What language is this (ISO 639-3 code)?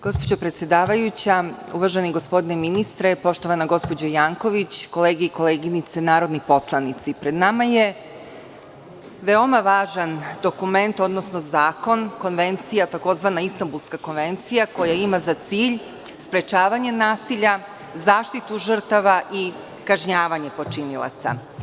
srp